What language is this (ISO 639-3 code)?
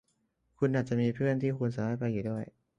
tha